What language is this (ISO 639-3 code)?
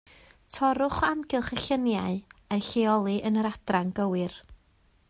cym